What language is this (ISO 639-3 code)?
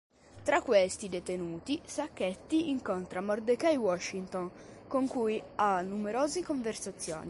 ita